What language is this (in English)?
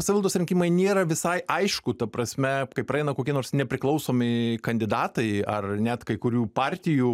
Lithuanian